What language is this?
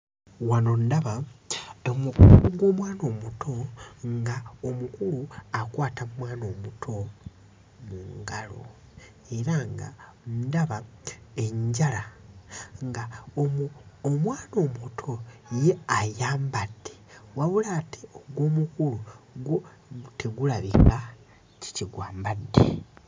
Ganda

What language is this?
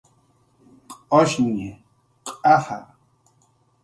Jaqaru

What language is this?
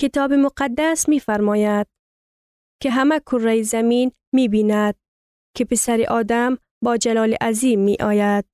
Persian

